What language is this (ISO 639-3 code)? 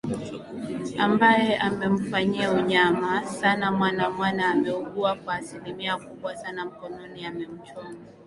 swa